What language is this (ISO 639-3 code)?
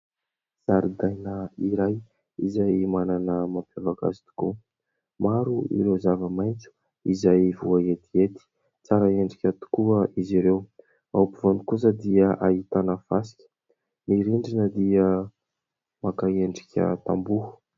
mlg